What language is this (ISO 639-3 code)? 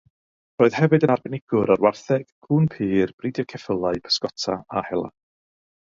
cym